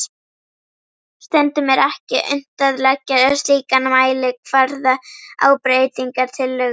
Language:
Icelandic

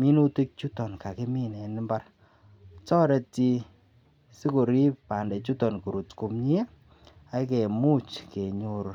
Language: Kalenjin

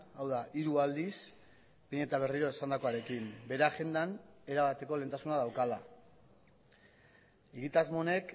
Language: Basque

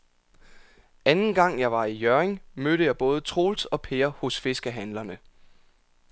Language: Danish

